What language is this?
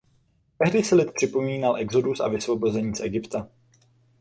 Czech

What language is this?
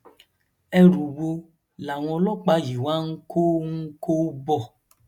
Yoruba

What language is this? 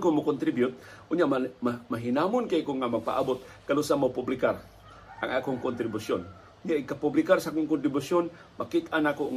Filipino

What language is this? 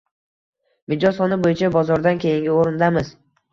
Uzbek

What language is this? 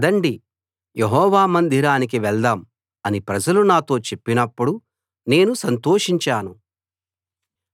Telugu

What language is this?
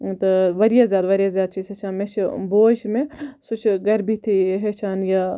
Kashmiri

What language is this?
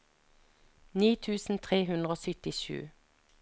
Norwegian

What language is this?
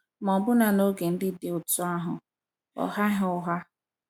Igbo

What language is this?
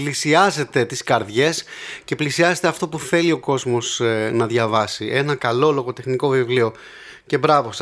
Greek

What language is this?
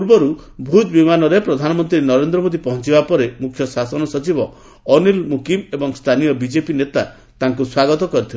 Odia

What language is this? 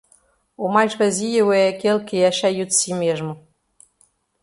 Portuguese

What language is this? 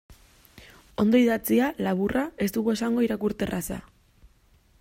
Basque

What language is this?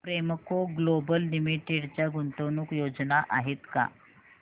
Marathi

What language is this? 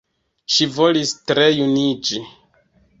Esperanto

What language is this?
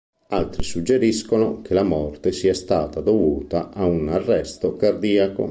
Italian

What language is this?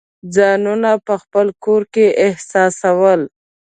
Pashto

